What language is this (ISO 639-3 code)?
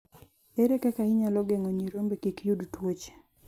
luo